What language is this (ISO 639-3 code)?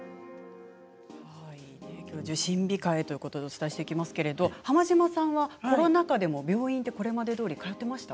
jpn